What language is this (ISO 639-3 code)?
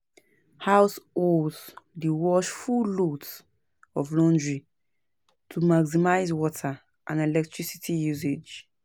pcm